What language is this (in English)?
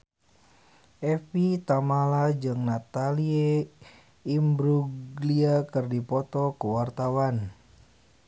Sundanese